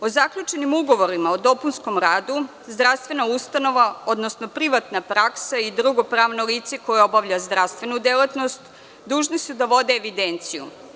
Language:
Serbian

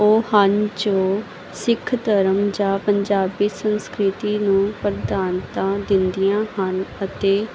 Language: Punjabi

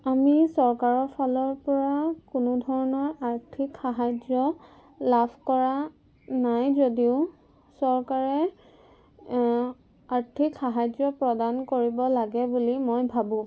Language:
Assamese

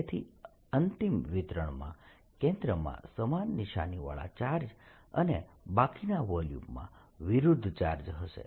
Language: Gujarati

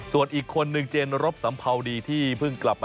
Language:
Thai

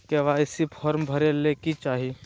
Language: Magahi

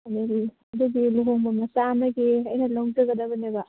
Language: Manipuri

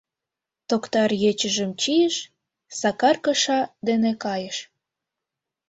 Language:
Mari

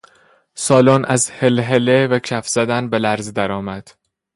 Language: Persian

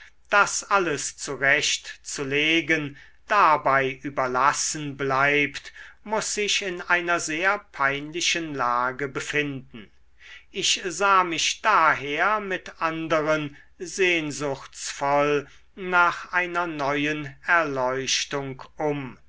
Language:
German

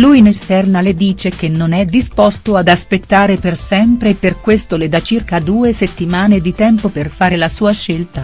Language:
Italian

